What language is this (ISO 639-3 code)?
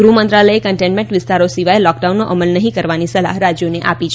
guj